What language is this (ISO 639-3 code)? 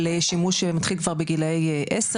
heb